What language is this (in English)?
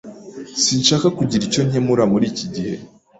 Kinyarwanda